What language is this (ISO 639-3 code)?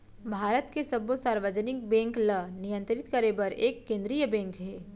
hne